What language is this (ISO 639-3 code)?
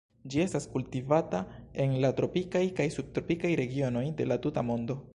epo